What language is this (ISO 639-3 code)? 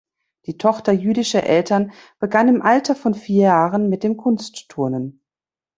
deu